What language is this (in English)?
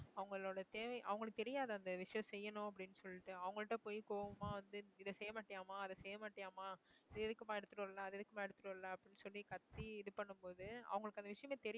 Tamil